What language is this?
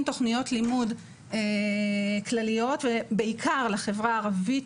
Hebrew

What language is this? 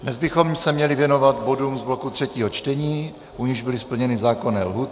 Czech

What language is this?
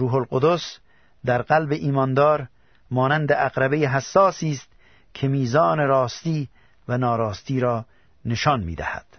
Persian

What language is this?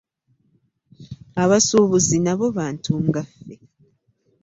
Ganda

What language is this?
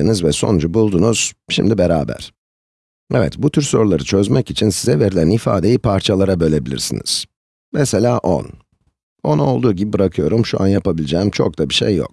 Turkish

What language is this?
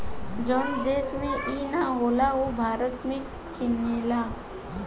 Bhojpuri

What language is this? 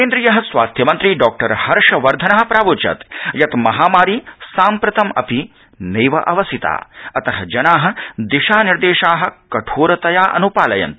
Sanskrit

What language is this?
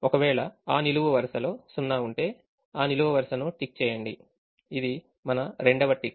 Telugu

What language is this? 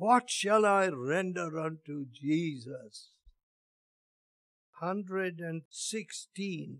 English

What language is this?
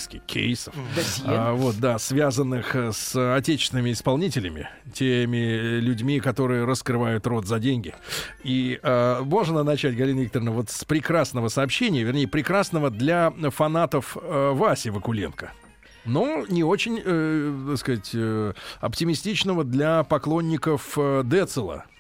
Russian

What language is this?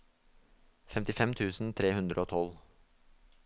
Norwegian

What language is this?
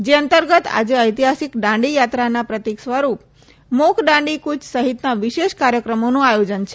Gujarati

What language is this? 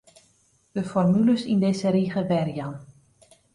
Western Frisian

